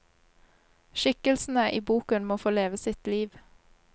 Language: Norwegian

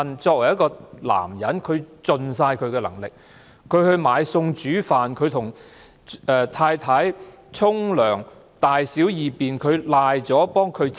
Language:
Cantonese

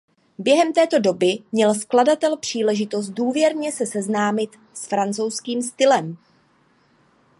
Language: Czech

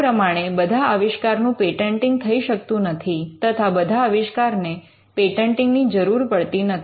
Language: Gujarati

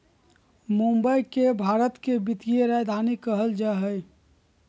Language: Magahi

